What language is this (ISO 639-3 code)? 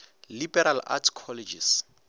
nso